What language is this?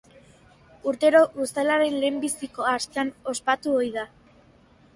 Basque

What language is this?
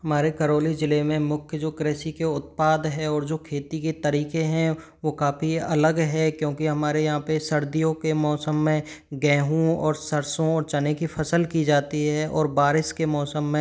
Hindi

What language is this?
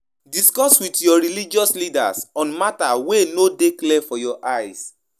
Nigerian Pidgin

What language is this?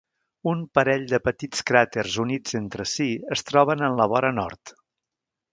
Catalan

